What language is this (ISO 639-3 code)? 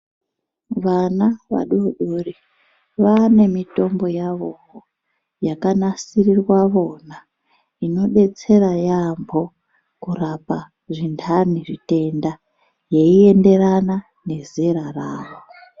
ndc